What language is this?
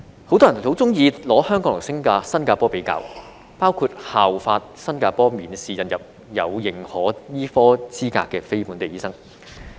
Cantonese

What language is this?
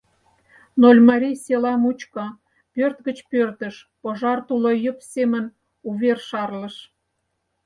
Mari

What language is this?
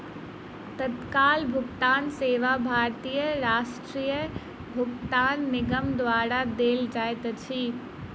Maithili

